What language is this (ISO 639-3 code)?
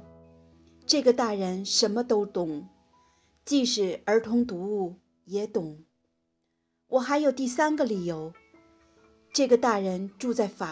zho